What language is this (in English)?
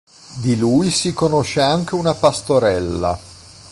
Italian